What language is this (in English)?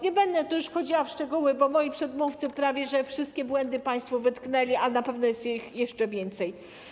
Polish